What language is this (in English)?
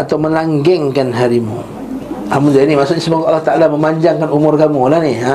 Malay